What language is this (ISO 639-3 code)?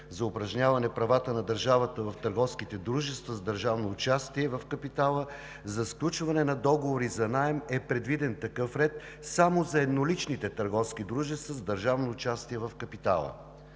bul